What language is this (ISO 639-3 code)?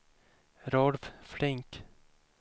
swe